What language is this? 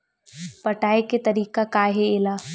Chhattisgarhi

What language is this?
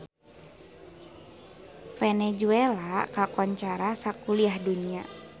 Sundanese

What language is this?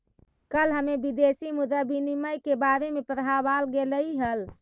Magahi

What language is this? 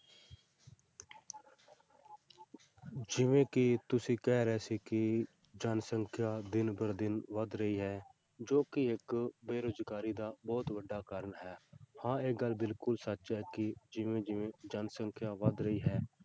Punjabi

